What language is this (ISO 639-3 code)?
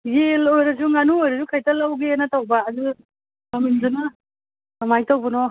mni